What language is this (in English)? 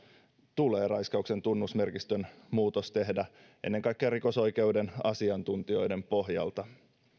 Finnish